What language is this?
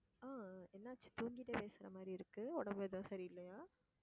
Tamil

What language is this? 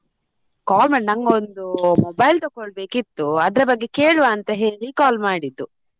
Kannada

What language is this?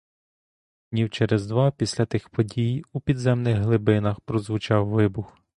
Ukrainian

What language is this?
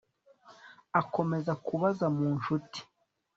Kinyarwanda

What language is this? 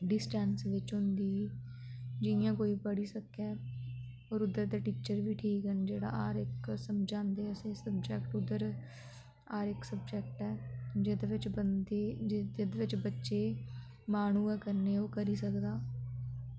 Dogri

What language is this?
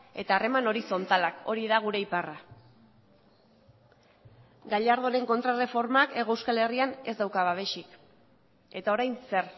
Basque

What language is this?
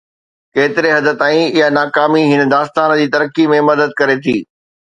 Sindhi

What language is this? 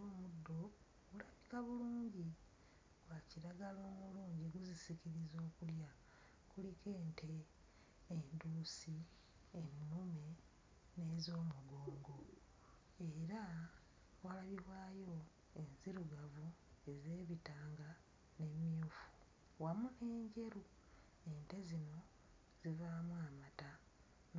Ganda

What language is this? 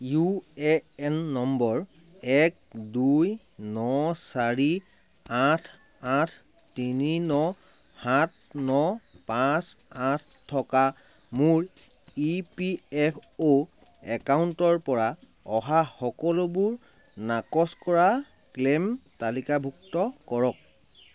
Assamese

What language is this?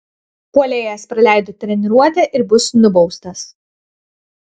Lithuanian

